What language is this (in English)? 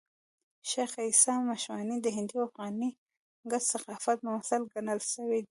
Pashto